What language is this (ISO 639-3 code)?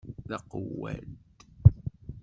kab